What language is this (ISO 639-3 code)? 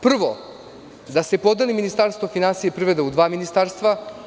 srp